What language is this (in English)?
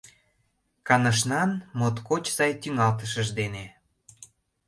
Mari